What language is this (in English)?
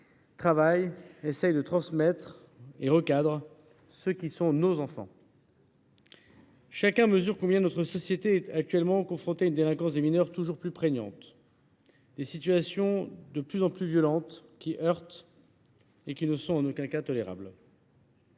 French